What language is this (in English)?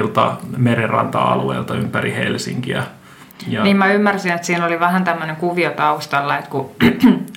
Finnish